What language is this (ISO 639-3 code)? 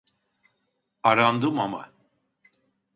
tur